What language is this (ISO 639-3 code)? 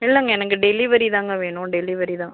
tam